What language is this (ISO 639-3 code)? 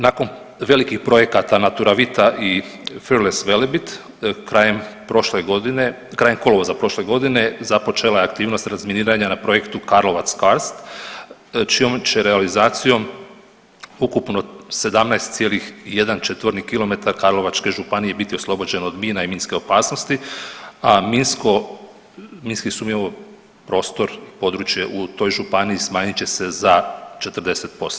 hrv